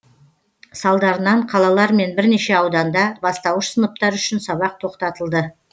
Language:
Kazakh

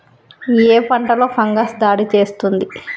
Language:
Telugu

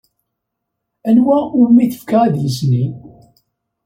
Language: Kabyle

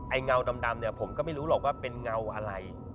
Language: Thai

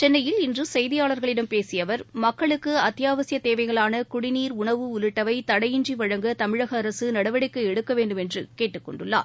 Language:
Tamil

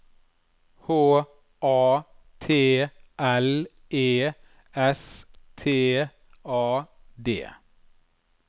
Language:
Norwegian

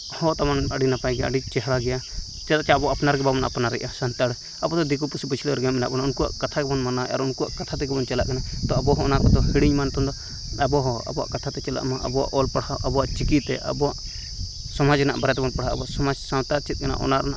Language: Santali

